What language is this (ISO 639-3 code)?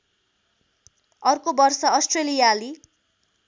nep